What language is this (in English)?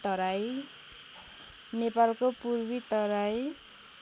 Nepali